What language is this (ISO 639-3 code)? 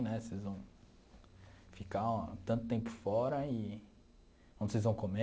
por